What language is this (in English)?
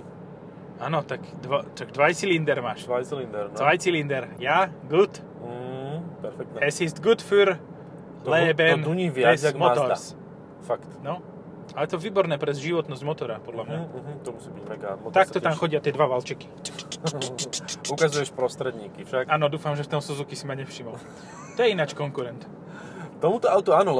Slovak